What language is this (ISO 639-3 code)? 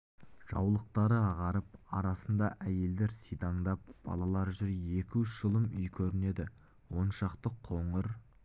kaz